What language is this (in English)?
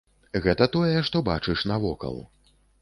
Belarusian